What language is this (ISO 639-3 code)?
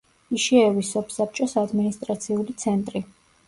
kat